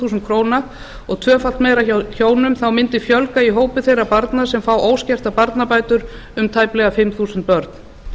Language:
Icelandic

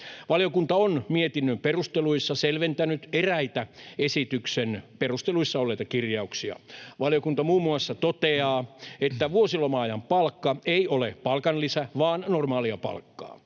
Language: Finnish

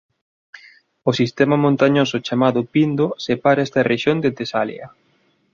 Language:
Galician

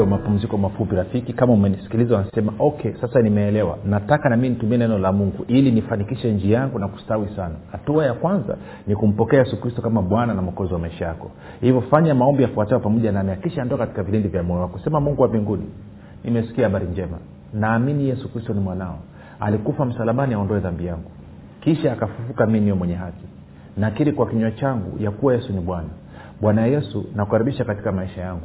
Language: Swahili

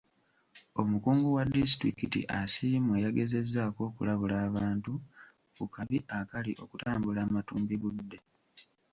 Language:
Ganda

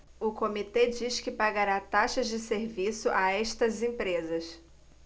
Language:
Portuguese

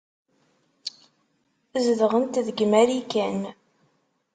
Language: Kabyle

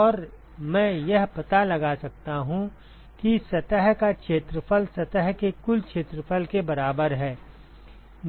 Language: Hindi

